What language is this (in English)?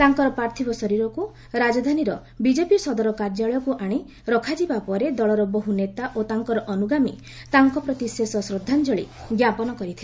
Odia